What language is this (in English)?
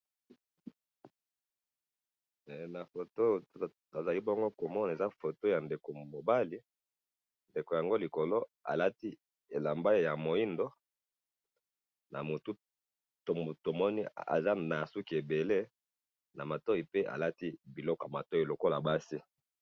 Lingala